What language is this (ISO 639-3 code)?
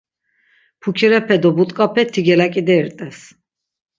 lzz